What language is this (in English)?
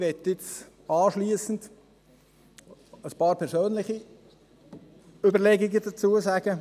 Swiss German